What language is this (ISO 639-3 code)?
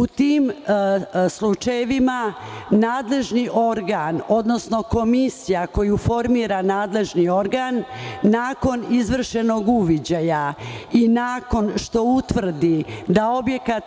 srp